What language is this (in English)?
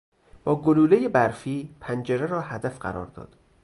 Persian